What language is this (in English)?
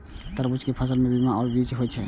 Maithili